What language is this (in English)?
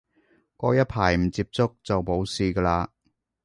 Cantonese